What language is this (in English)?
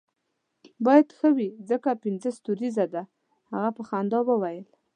Pashto